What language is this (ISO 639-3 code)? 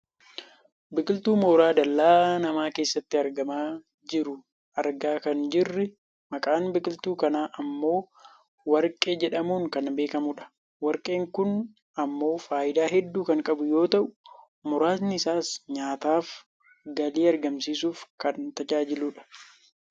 orm